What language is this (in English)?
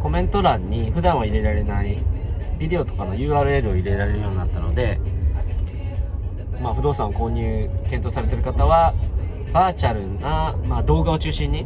Japanese